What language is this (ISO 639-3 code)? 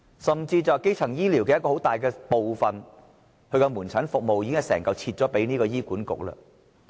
yue